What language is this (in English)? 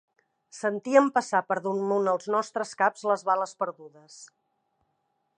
Catalan